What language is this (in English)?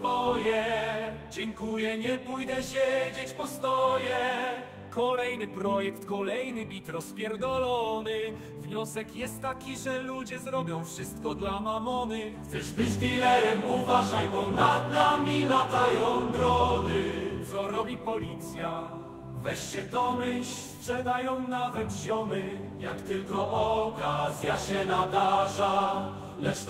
Polish